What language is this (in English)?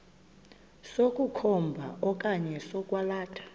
Xhosa